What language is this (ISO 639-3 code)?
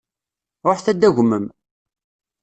kab